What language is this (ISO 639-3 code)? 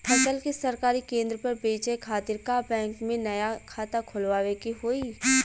bho